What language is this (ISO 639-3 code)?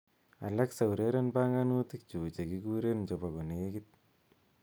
kln